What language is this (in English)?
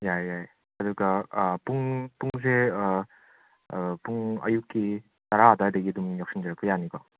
Manipuri